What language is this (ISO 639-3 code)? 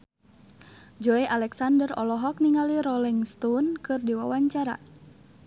sun